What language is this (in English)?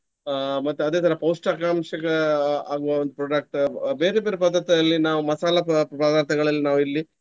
Kannada